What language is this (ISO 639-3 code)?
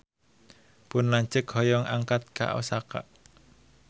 sun